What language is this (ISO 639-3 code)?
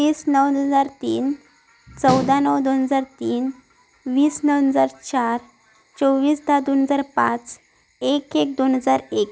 mar